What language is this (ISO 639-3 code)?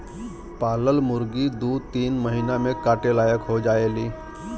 bho